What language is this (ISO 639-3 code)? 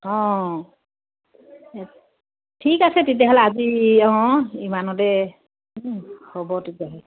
asm